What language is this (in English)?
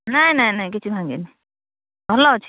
Odia